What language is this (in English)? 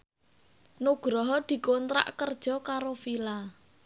Javanese